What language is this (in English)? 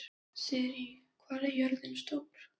Icelandic